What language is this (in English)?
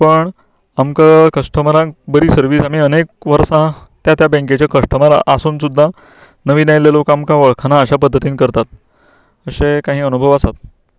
Konkani